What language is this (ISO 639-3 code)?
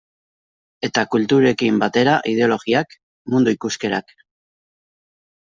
eus